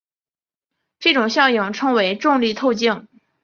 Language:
Chinese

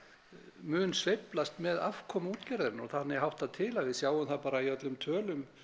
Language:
Icelandic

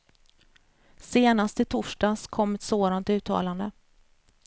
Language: Swedish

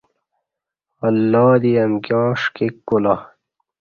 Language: Kati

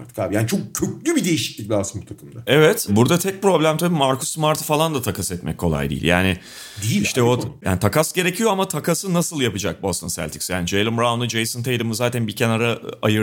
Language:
Turkish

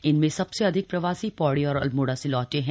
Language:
Hindi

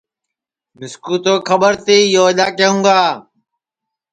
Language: Sansi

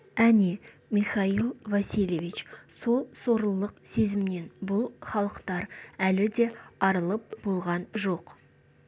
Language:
Kazakh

